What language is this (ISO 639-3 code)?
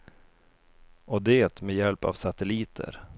swe